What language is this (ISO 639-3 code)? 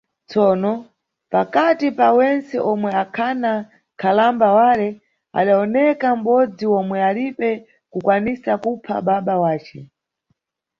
nyu